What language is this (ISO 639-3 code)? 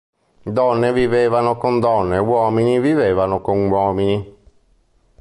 ita